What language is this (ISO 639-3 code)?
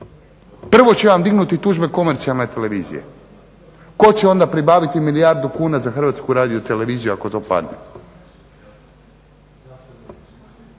hrv